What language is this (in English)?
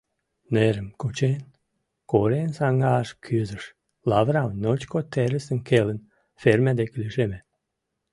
Mari